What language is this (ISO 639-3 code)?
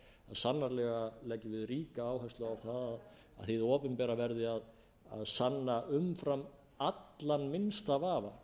isl